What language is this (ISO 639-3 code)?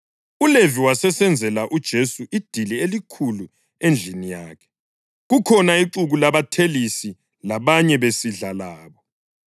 nde